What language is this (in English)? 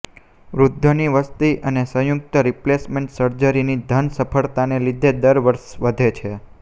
Gujarati